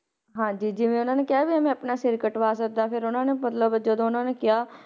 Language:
Punjabi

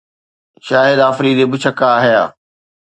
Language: Sindhi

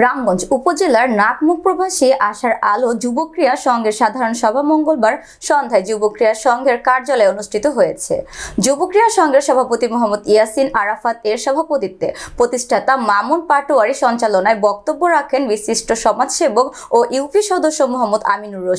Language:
Korean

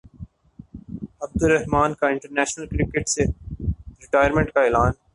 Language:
Urdu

